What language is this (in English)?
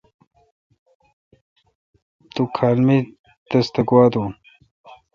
Kalkoti